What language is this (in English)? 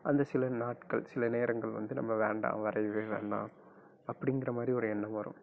Tamil